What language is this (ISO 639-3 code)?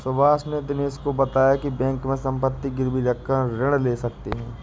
hin